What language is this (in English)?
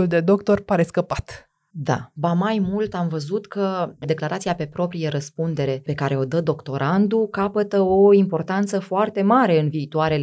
Romanian